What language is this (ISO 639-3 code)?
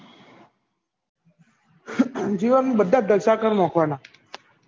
guj